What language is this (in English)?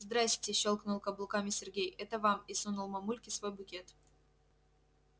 Russian